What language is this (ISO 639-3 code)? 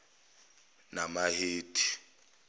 zul